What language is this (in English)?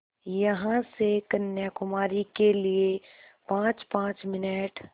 Hindi